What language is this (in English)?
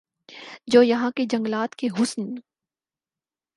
Urdu